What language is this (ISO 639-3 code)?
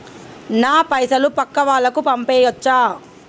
tel